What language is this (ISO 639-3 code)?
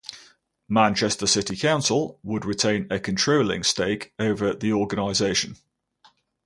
eng